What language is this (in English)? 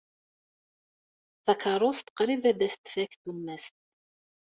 Kabyle